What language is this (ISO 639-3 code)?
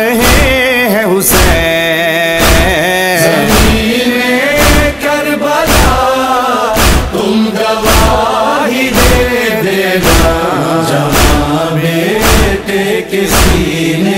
hin